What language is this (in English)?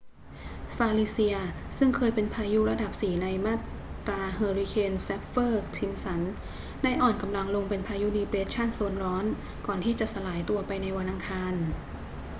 Thai